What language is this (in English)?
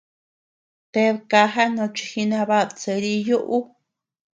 Tepeuxila Cuicatec